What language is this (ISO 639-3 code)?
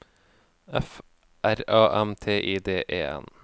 nor